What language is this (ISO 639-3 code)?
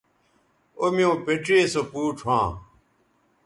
btv